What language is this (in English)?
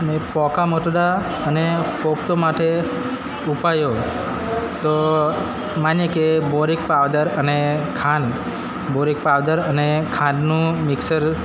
Gujarati